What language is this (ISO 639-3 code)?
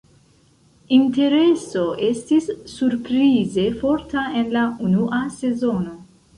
epo